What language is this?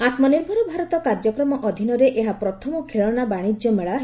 Odia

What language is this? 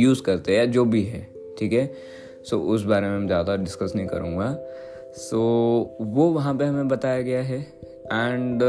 Hindi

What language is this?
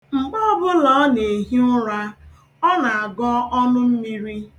Igbo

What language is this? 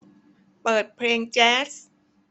Thai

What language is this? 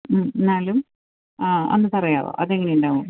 Malayalam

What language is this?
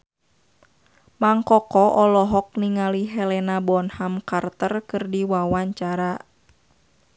Sundanese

